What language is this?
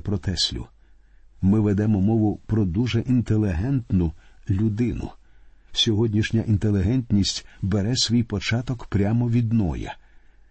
Ukrainian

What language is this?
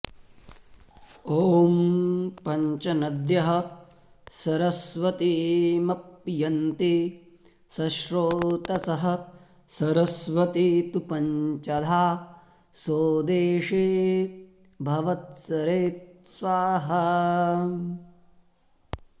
Sanskrit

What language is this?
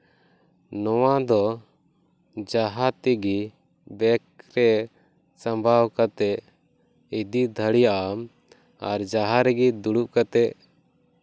Santali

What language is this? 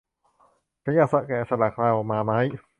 Thai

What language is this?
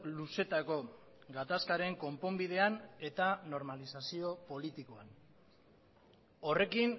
Basque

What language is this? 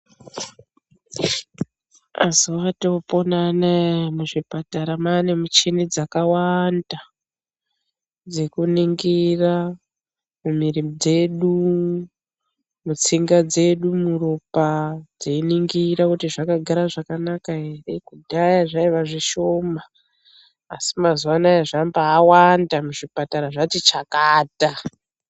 Ndau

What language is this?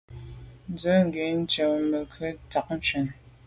Medumba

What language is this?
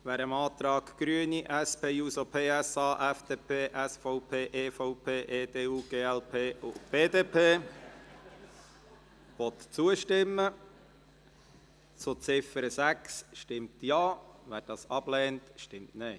Swiss German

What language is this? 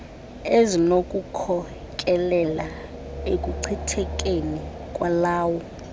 Xhosa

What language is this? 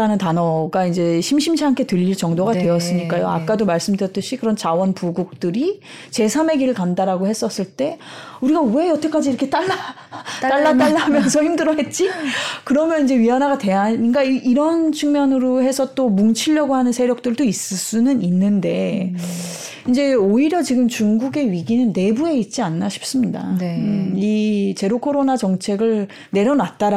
Korean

